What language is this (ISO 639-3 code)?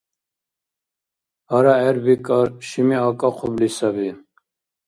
dar